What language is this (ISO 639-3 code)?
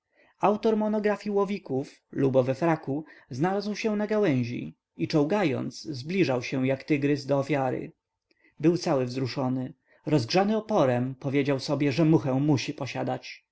pol